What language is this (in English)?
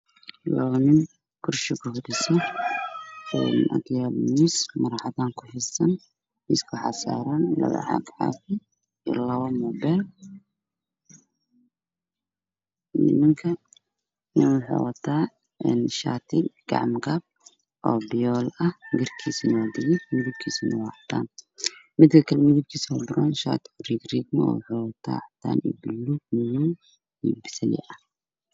Somali